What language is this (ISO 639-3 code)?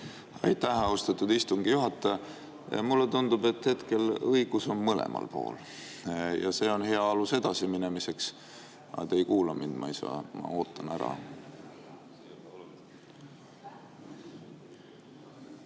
est